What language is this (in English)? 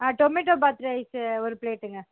Tamil